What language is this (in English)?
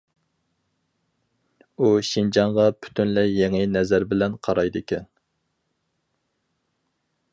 Uyghur